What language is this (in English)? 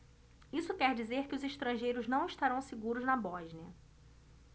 Portuguese